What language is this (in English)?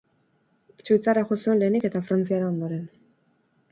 Basque